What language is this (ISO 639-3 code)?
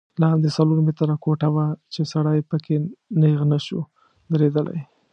pus